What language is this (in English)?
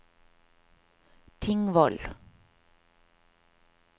Norwegian